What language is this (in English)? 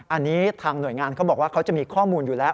Thai